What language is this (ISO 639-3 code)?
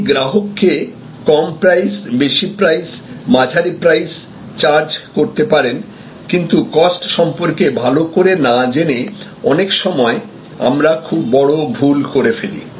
ben